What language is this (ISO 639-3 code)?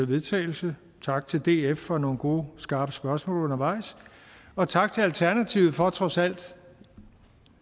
dan